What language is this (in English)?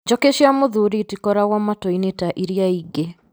Kikuyu